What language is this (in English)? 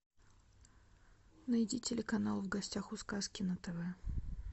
Russian